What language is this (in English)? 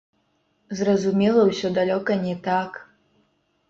Belarusian